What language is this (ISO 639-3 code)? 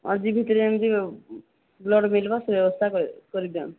ori